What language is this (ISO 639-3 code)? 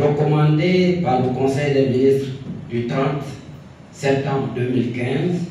fra